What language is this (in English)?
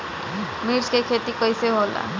Bhojpuri